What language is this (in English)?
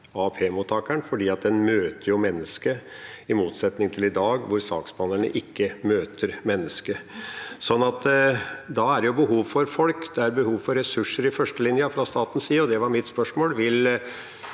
Norwegian